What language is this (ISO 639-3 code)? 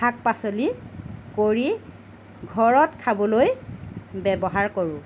asm